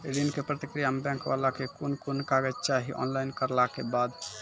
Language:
Maithili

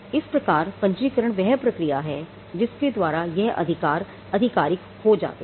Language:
Hindi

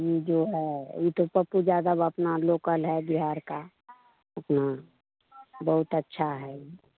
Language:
Hindi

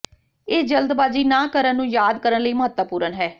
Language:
Punjabi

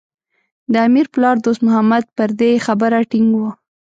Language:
Pashto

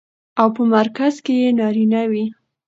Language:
Pashto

